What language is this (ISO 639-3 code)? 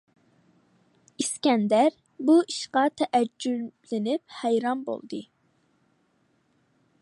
uig